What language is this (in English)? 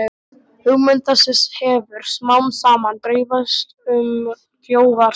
Icelandic